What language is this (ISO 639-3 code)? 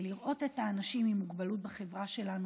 heb